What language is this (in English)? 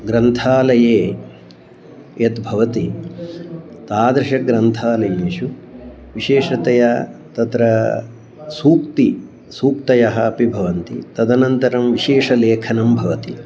Sanskrit